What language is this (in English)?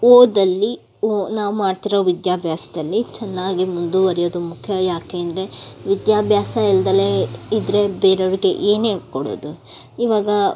Kannada